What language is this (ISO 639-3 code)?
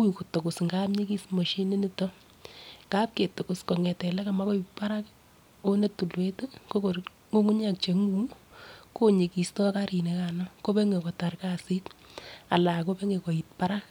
kln